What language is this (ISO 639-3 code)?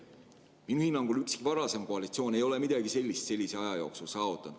est